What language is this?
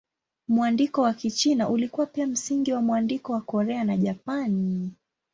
Swahili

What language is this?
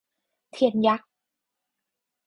Thai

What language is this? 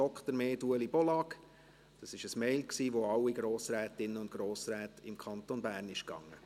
Swiss German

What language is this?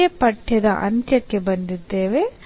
Kannada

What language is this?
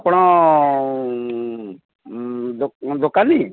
Odia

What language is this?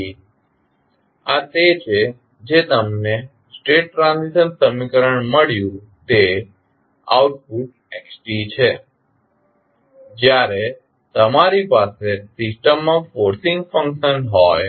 Gujarati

